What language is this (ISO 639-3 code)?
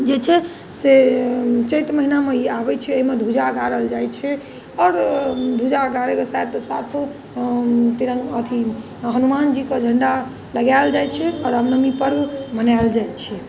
mai